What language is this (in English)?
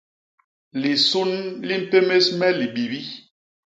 Basaa